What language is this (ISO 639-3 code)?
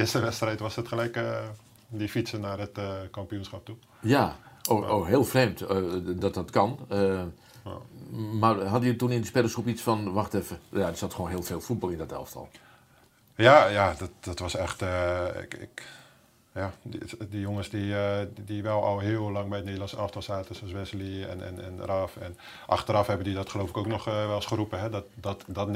nld